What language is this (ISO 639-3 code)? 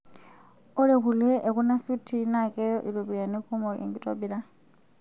mas